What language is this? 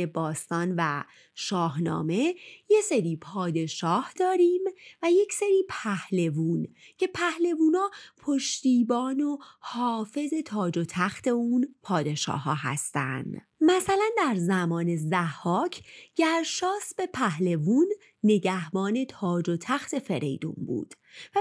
Persian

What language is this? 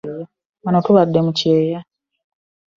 Ganda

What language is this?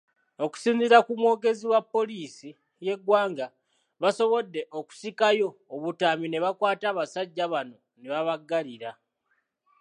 Ganda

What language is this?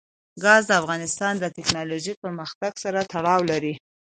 Pashto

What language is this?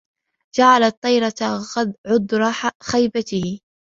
Arabic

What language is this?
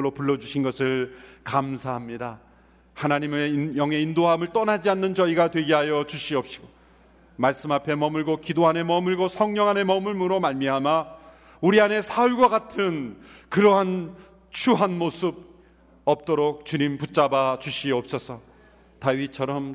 Korean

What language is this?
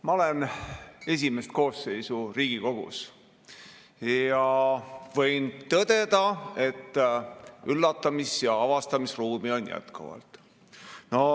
Estonian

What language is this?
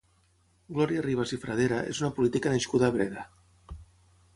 Catalan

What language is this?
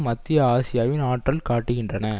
Tamil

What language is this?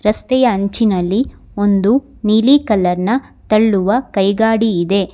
Kannada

